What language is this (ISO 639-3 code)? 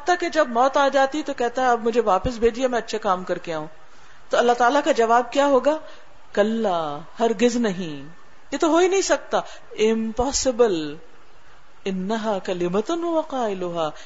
urd